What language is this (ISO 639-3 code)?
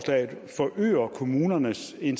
dan